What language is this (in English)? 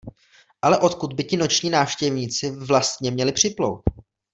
Czech